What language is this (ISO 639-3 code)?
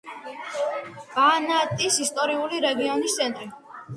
kat